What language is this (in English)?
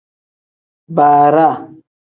Tem